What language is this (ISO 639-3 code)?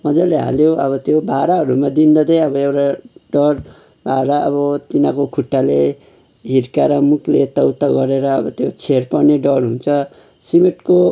nep